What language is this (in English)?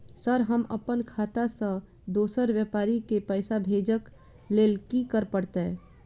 Maithili